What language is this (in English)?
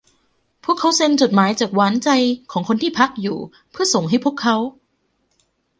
Thai